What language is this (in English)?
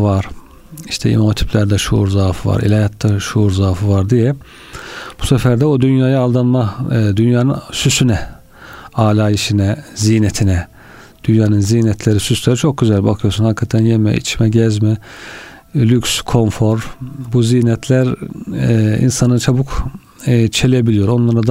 Turkish